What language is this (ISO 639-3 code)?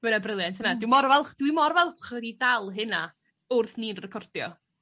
cym